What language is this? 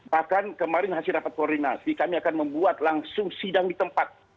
Indonesian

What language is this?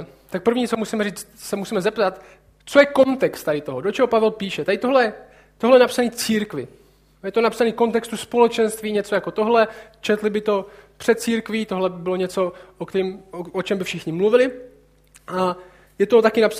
Czech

